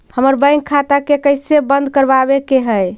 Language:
Magahi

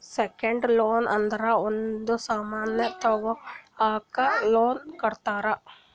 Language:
Kannada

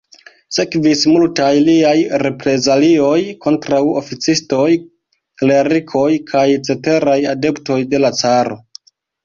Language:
Esperanto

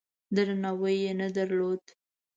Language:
Pashto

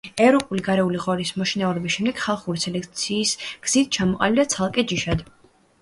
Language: Georgian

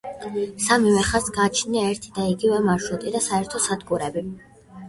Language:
Georgian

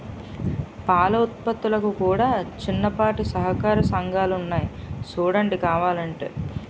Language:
Telugu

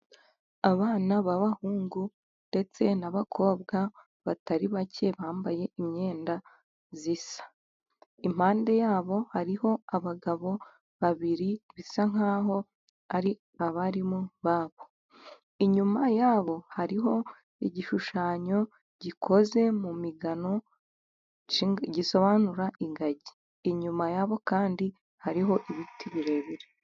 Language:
Kinyarwanda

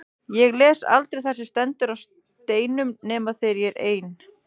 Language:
Icelandic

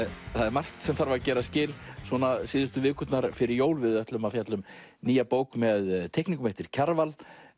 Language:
Icelandic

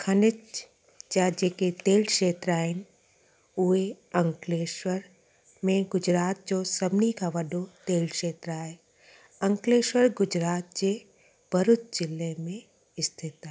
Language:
Sindhi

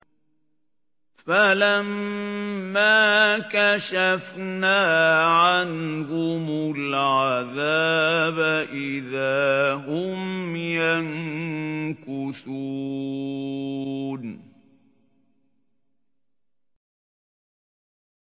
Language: Arabic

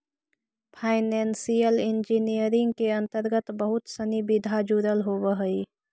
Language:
Magahi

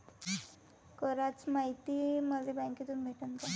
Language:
Marathi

